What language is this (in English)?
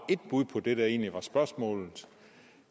Danish